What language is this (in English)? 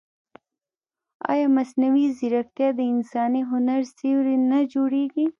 Pashto